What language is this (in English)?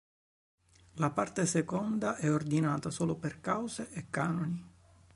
Italian